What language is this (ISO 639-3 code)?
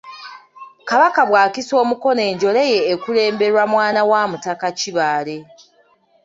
lug